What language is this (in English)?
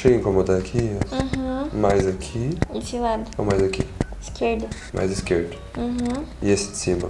Portuguese